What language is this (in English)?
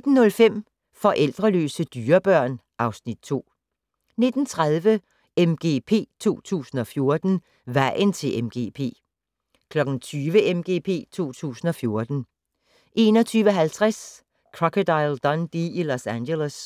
Danish